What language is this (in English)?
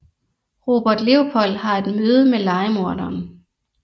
Danish